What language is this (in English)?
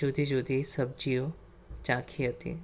Gujarati